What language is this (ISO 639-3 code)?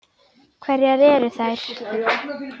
isl